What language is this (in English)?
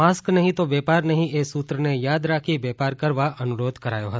Gujarati